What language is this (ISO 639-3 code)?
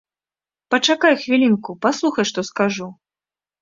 bel